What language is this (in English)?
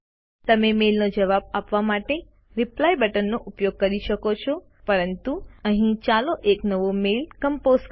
Gujarati